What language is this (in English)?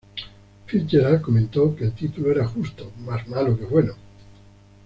Spanish